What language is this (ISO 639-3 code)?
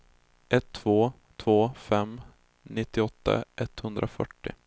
swe